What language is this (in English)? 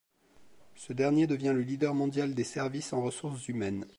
French